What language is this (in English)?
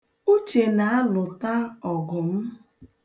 Igbo